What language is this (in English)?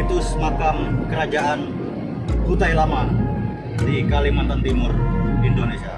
Indonesian